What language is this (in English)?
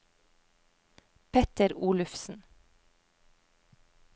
Norwegian